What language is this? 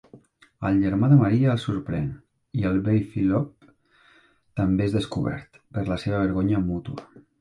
Catalan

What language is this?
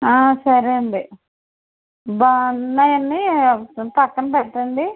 Telugu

